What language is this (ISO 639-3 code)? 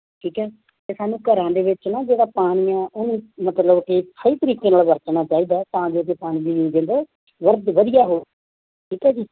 pan